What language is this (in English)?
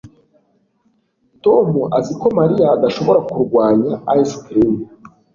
Kinyarwanda